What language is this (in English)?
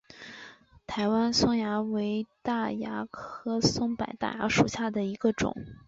Chinese